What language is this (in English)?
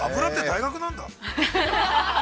Japanese